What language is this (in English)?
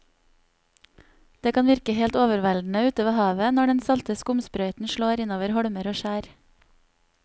Norwegian